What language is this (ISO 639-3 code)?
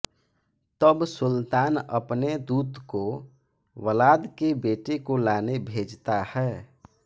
hin